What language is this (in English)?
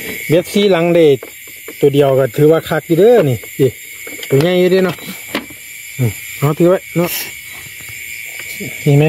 Thai